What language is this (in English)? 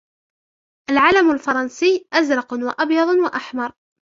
Arabic